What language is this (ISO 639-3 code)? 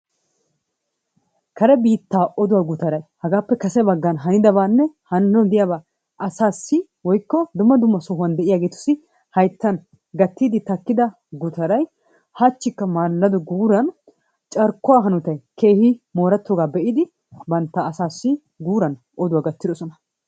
wal